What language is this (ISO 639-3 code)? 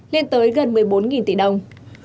vie